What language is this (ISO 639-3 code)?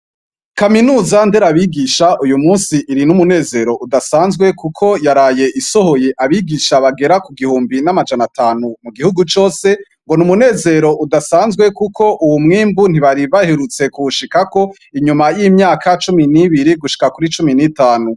run